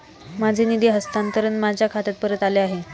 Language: Marathi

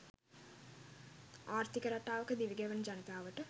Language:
Sinhala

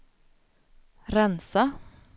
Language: Swedish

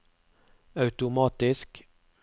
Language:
Norwegian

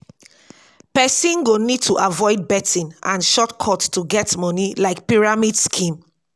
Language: Nigerian Pidgin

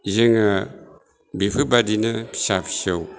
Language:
Bodo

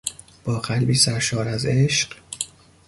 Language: Persian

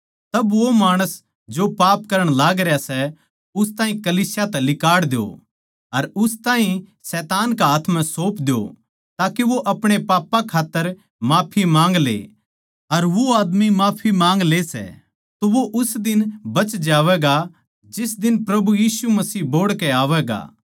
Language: Haryanvi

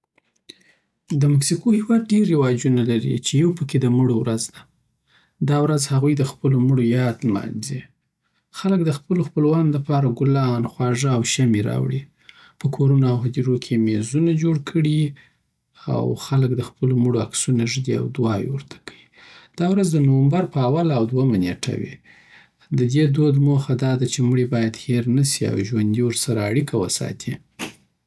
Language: Southern Pashto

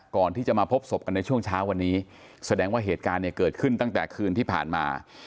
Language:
Thai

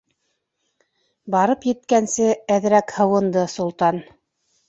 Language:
Bashkir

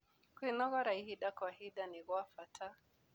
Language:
Kikuyu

